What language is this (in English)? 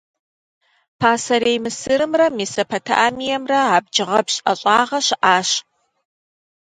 Kabardian